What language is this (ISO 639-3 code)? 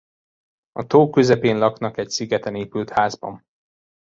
hun